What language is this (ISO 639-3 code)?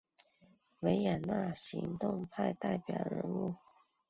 zho